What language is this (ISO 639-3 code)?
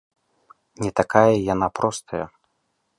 bel